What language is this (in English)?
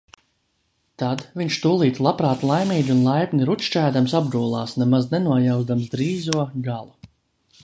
Latvian